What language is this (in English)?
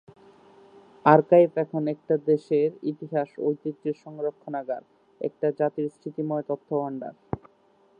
Bangla